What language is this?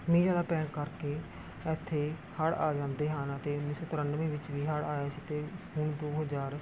Punjabi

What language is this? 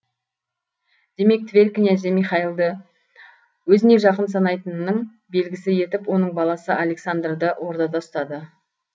Kazakh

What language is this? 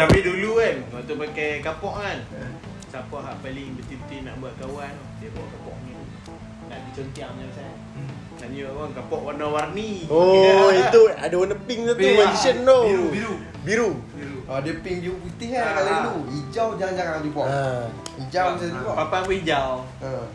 Malay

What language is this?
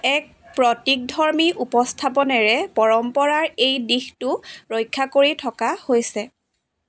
Assamese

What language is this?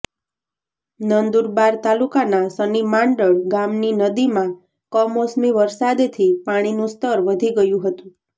Gujarati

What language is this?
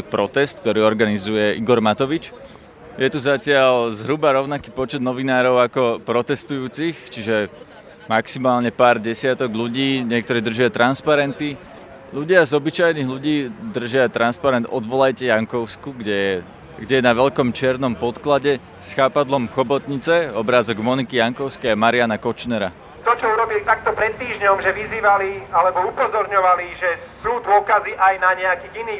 Slovak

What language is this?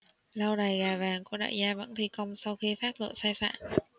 Vietnamese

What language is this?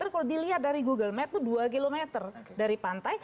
Indonesian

